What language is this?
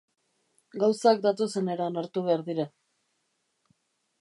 Basque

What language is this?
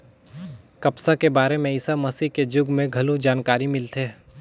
Chhattisgarhi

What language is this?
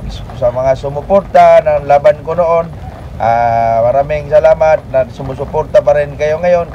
Filipino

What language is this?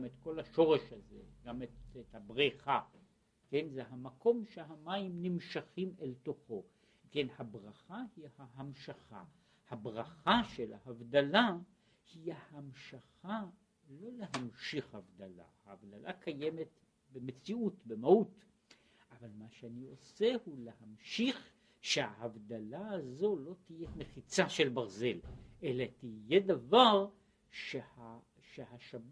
Hebrew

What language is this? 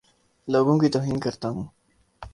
Urdu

